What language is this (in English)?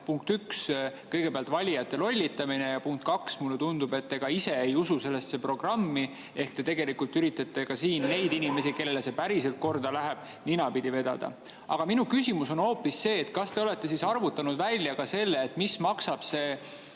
Estonian